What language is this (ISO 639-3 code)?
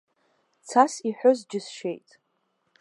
abk